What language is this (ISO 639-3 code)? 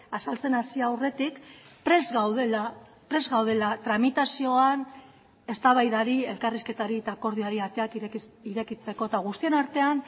eus